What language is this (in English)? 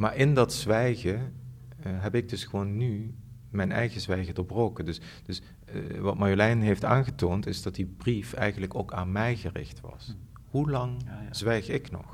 Dutch